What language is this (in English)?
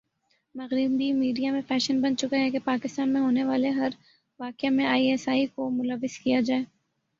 Urdu